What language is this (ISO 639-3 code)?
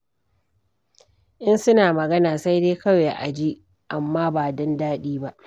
hau